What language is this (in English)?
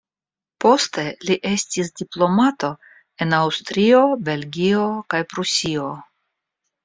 Esperanto